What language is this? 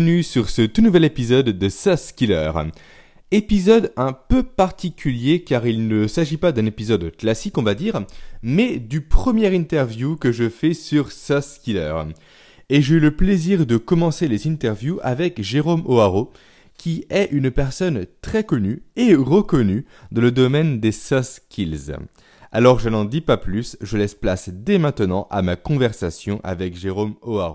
French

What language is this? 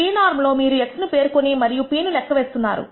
Telugu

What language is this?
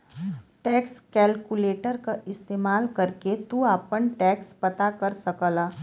Bhojpuri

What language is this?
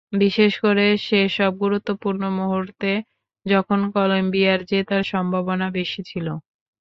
Bangla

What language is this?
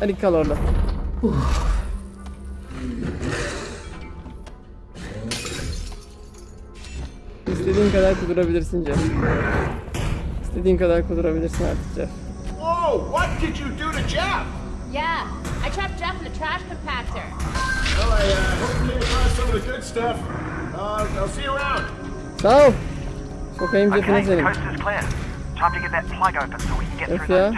Turkish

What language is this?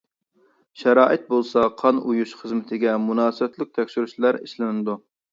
Uyghur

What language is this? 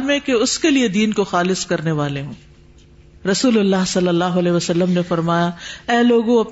Urdu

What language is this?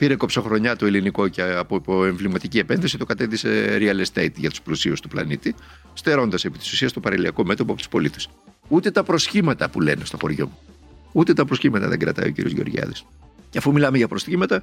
Greek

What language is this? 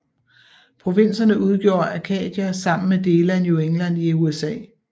Danish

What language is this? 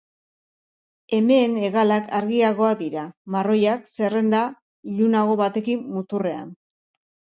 Basque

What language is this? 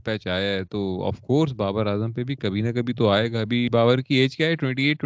Urdu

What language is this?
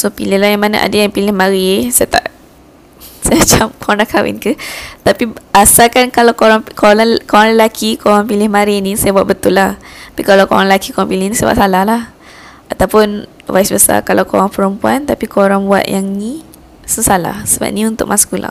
Malay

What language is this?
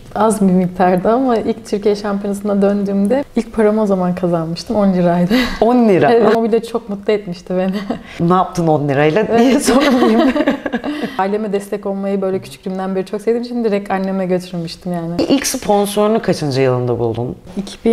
Turkish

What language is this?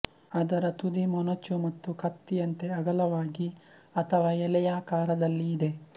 Kannada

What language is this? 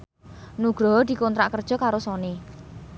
Javanese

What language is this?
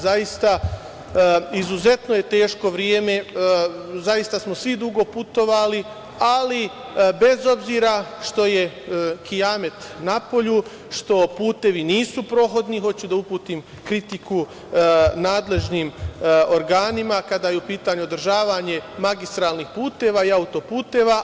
Serbian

